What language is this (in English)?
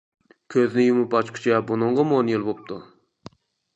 Uyghur